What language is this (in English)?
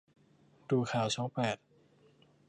Thai